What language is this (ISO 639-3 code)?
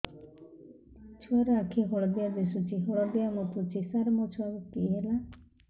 ori